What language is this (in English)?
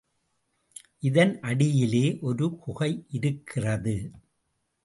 Tamil